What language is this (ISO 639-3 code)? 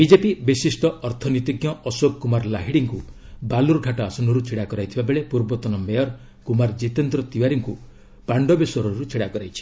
ori